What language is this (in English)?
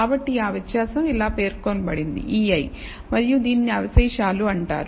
Telugu